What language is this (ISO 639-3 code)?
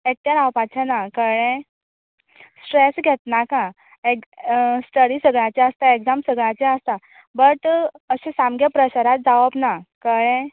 kok